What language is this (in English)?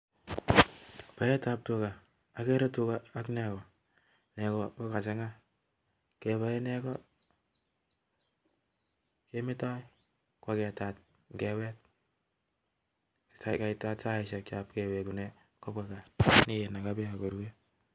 Kalenjin